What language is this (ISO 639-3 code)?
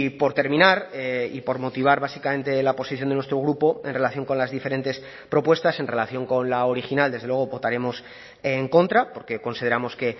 spa